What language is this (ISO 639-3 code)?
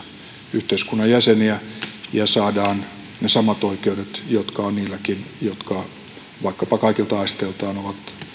fin